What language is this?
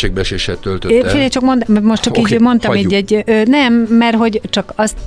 Hungarian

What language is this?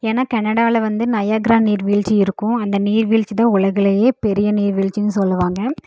Tamil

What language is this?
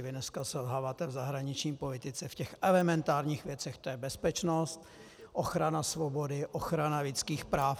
Czech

